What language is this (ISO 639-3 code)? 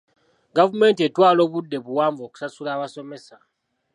lug